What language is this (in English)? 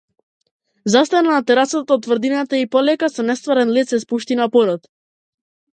Macedonian